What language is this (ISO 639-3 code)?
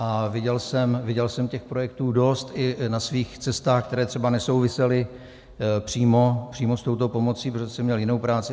ces